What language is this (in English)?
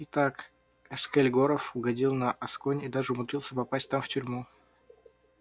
Russian